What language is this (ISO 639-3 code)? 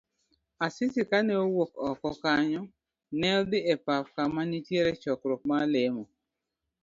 luo